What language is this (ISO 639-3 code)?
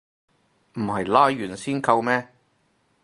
yue